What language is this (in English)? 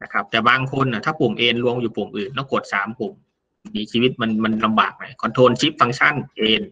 Thai